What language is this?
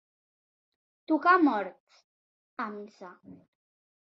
Catalan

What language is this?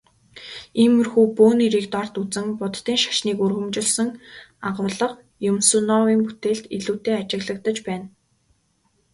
Mongolian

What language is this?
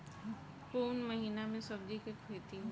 Bhojpuri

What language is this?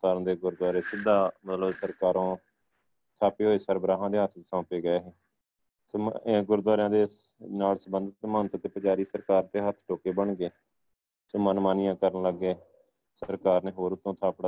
Punjabi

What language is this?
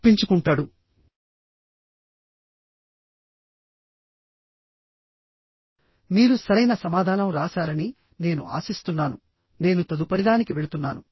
Telugu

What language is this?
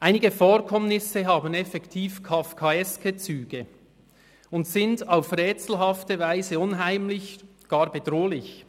Swiss German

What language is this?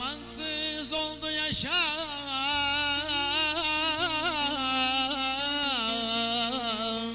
Turkish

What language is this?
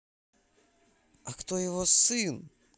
Russian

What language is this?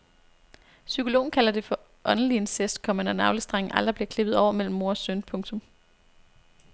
Danish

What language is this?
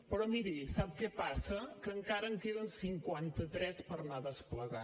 Catalan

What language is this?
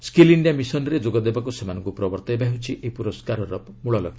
Odia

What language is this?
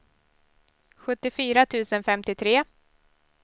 Swedish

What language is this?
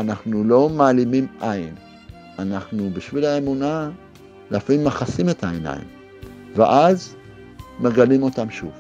Hebrew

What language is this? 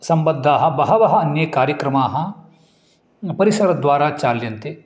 Sanskrit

